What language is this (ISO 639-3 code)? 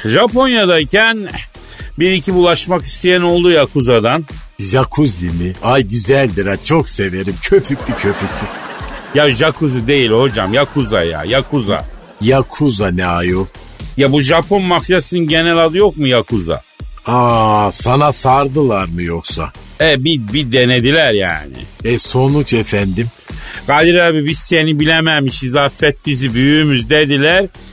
tur